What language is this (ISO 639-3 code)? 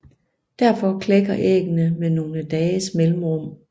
dan